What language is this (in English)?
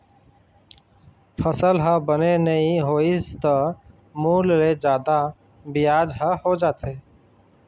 Chhattisgarhi